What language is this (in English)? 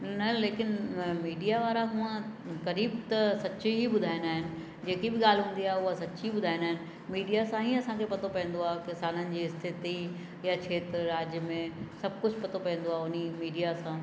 Sindhi